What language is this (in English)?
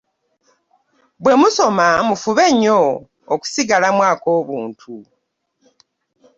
Ganda